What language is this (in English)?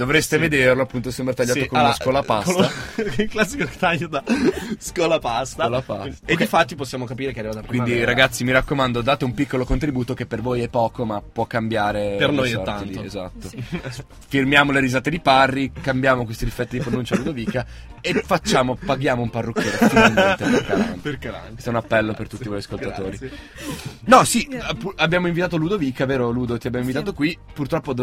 Italian